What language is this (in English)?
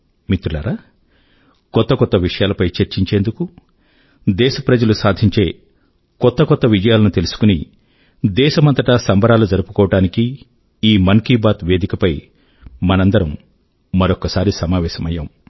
Telugu